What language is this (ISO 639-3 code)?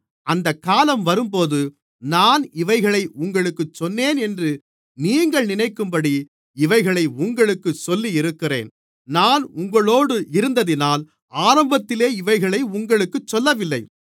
tam